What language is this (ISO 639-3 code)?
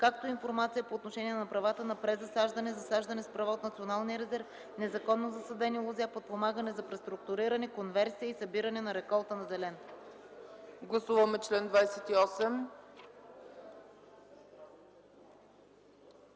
bul